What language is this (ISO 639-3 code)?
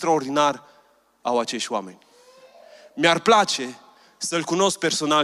ron